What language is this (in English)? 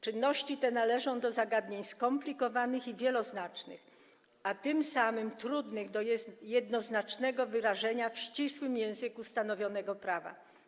Polish